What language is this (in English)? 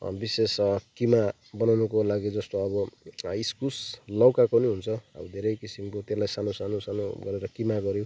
Nepali